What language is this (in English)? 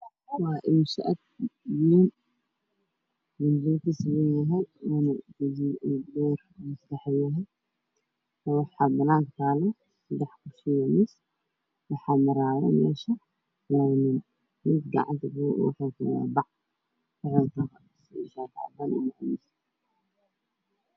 Somali